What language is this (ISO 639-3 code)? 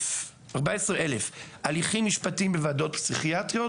heb